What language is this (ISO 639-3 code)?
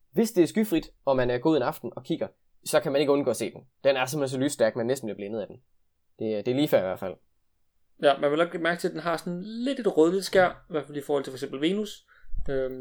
dan